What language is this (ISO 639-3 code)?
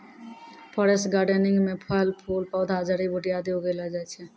mai